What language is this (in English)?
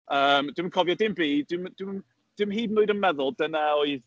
Welsh